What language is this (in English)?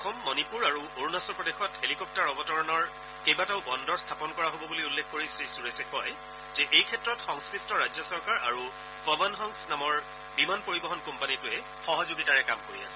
Assamese